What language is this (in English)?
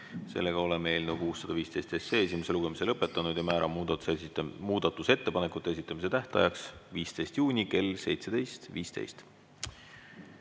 Estonian